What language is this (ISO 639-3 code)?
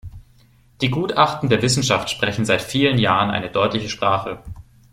deu